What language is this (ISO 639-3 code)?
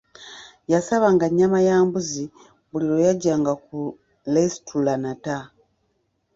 lug